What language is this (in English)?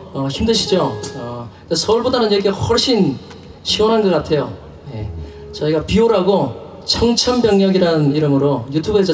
Korean